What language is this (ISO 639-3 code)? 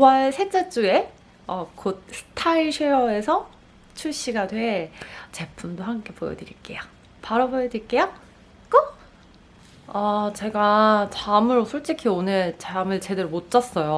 kor